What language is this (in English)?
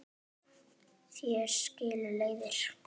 Icelandic